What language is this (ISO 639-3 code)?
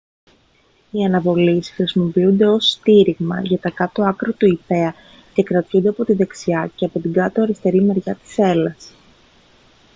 ell